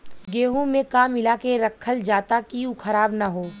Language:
Bhojpuri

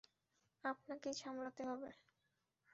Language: Bangla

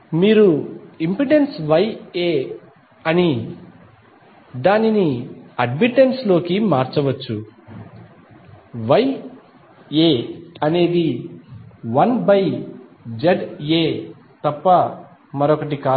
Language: Telugu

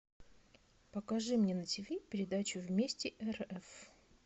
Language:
Russian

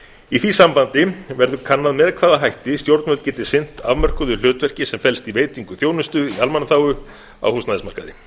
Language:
Icelandic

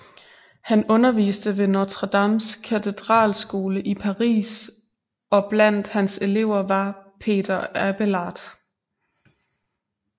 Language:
Danish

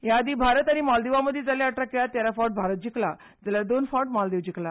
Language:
Konkani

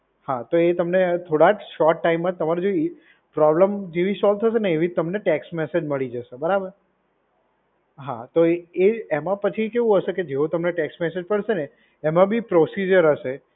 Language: Gujarati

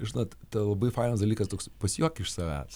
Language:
Lithuanian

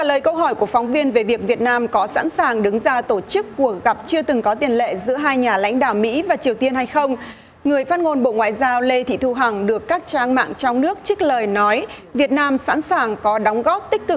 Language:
Vietnamese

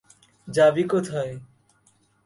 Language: Bangla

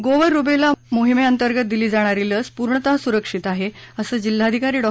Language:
Marathi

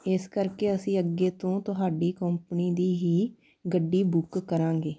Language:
Punjabi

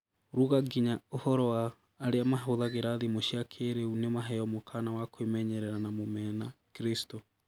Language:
Kikuyu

